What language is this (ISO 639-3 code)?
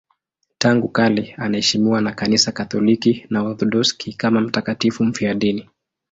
swa